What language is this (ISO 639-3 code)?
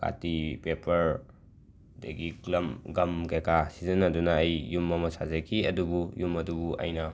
mni